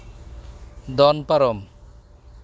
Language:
Santali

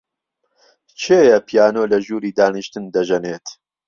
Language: Central Kurdish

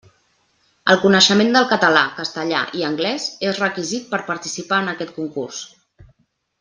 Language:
Catalan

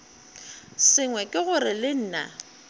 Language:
Northern Sotho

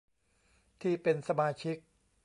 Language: Thai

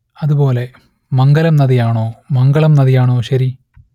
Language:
Malayalam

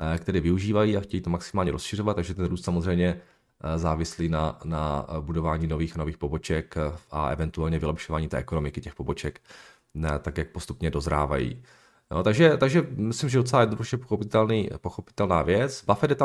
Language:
Czech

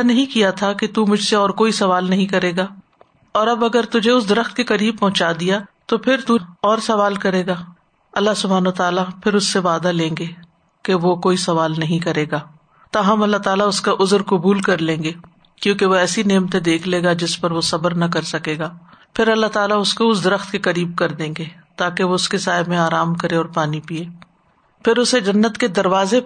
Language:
Urdu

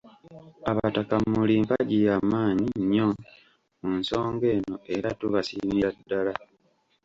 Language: Ganda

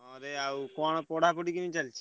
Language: Odia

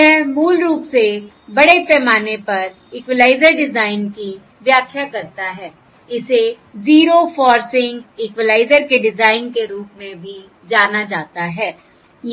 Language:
Hindi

